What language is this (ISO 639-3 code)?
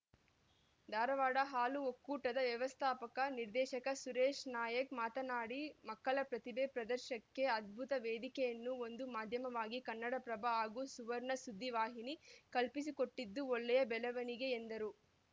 kan